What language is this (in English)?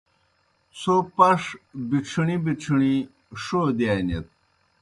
Kohistani Shina